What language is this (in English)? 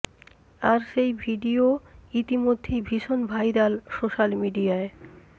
Bangla